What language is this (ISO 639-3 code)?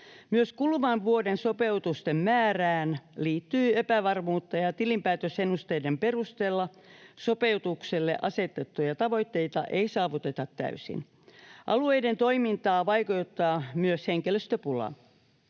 fin